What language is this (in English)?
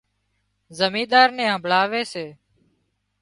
Wadiyara Koli